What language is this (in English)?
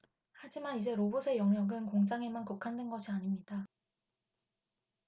Korean